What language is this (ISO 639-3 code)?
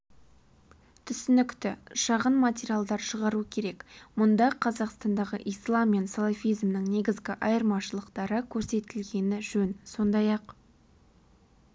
kaz